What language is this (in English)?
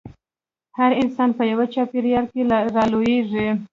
Pashto